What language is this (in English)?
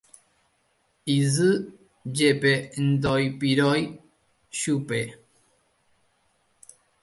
Guarani